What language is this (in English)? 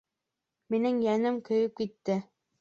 Bashkir